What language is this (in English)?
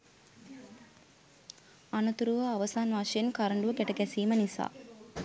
Sinhala